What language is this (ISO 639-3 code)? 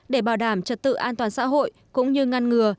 vie